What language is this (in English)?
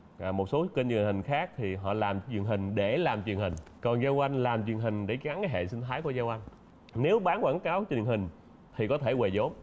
Vietnamese